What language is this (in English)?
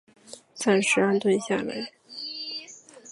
Chinese